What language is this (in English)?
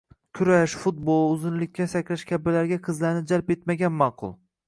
Uzbek